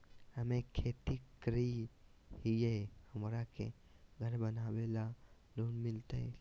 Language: Magahi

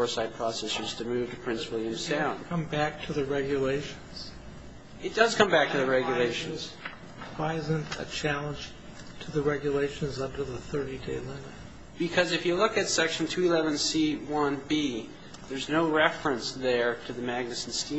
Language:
English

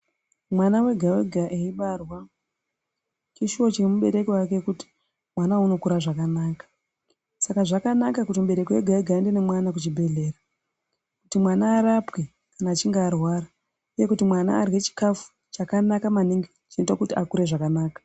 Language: Ndau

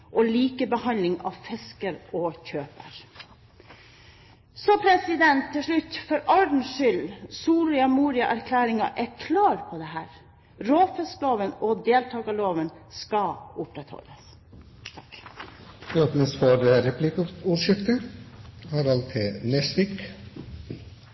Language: Norwegian Bokmål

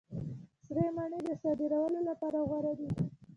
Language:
Pashto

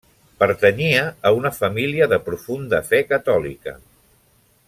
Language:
Catalan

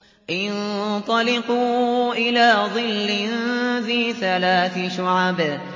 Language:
Arabic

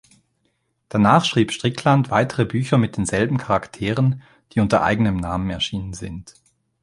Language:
German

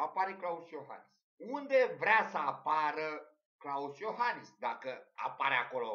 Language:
Romanian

